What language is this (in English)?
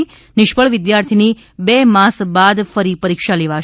Gujarati